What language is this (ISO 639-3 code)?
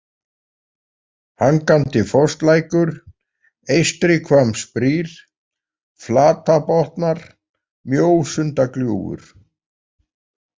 isl